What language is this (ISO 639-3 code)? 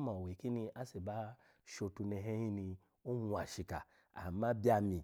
ala